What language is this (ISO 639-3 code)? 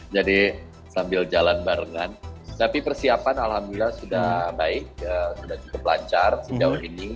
ind